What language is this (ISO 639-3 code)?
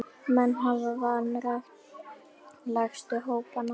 isl